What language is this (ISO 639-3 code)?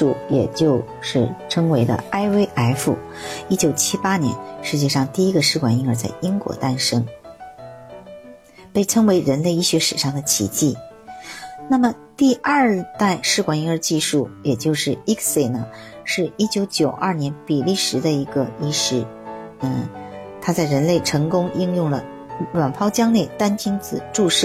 zho